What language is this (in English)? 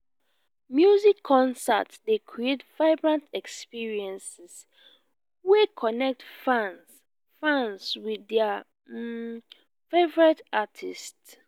Nigerian Pidgin